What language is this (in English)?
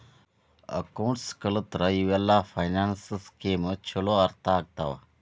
Kannada